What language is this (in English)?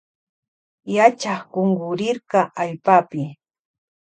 Loja Highland Quichua